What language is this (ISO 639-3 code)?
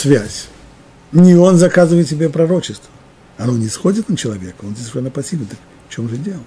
rus